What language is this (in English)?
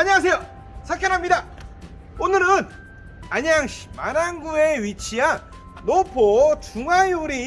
Korean